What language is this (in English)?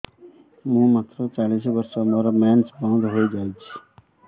Odia